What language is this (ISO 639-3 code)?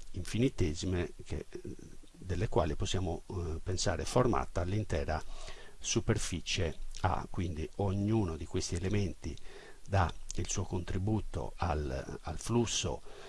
ita